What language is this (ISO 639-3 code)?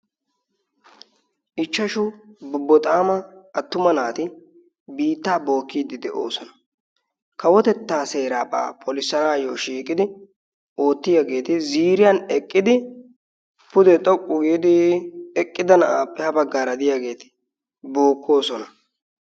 wal